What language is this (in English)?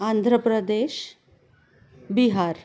Marathi